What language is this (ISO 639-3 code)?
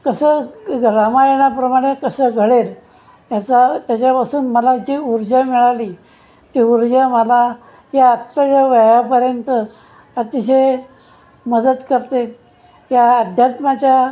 mar